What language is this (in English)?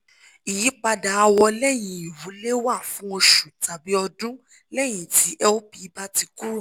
Yoruba